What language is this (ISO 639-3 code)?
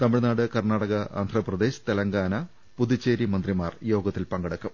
mal